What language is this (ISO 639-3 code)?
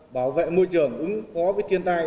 vie